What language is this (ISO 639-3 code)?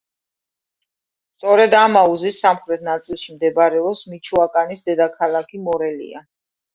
kat